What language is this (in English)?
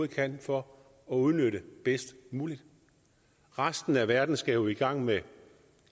Danish